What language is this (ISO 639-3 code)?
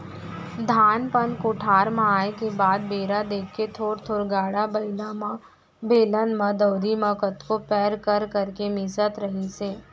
hne